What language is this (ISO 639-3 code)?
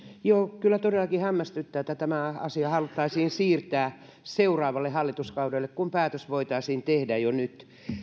fin